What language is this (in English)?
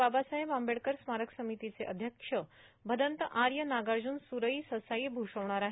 Marathi